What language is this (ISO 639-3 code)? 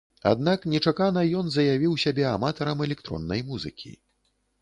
bel